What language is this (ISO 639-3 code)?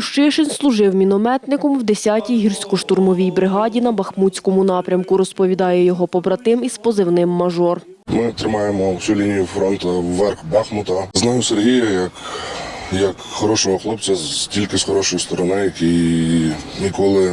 ukr